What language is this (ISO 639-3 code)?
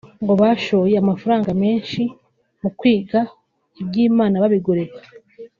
kin